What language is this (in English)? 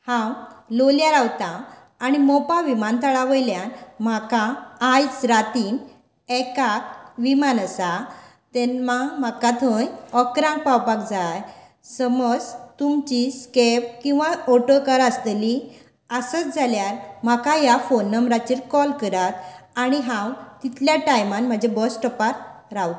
Konkani